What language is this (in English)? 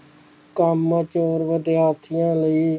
Punjabi